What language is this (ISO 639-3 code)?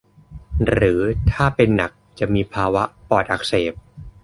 tha